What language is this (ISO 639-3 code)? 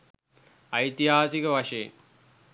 sin